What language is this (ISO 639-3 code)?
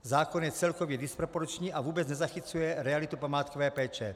ces